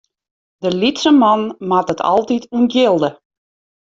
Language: Western Frisian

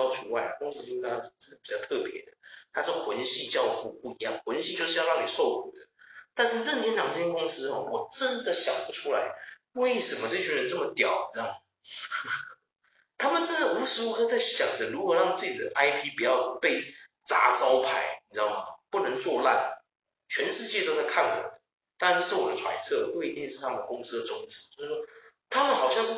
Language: Chinese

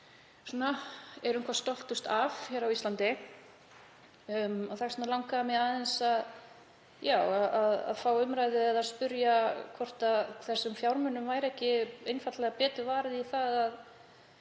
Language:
Icelandic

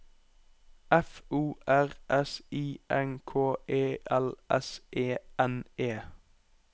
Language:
Norwegian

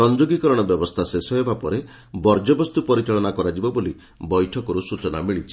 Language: Odia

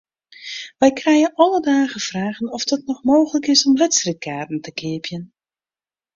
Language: Western Frisian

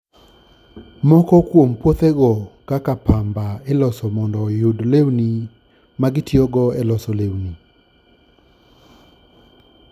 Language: Luo (Kenya and Tanzania)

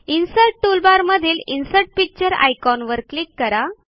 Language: Marathi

